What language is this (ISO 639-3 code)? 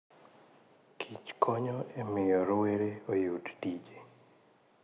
luo